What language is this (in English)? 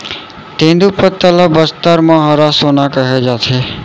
Chhattisgarhi